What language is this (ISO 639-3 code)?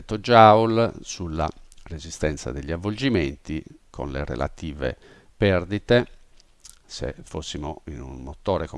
ita